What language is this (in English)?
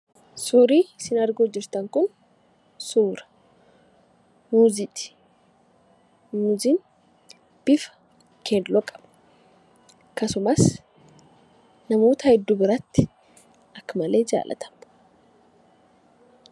Oromo